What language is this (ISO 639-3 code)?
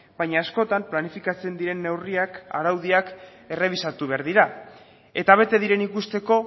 eus